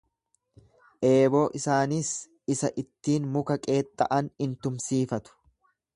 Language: Oromo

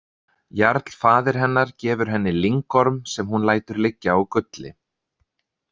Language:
Icelandic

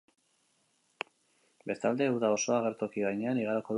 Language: Basque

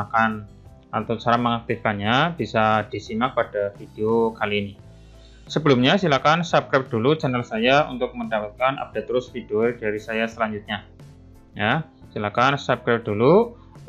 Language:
Indonesian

